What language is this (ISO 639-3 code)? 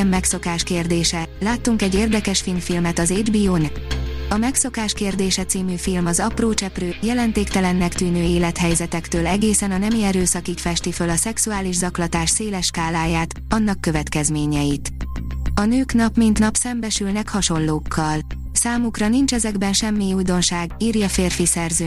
hun